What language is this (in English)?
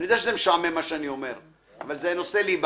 Hebrew